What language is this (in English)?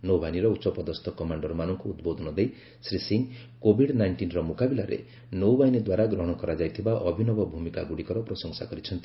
Odia